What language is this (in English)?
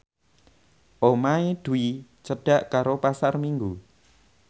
Javanese